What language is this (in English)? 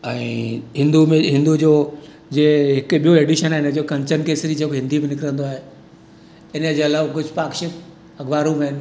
Sindhi